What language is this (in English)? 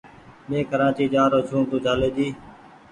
Goaria